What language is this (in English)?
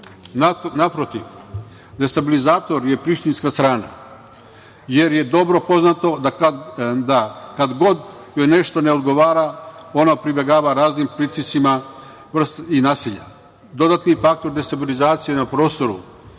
Serbian